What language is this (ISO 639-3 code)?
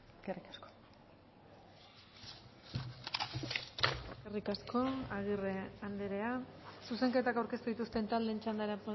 eus